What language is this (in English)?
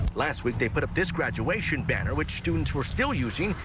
English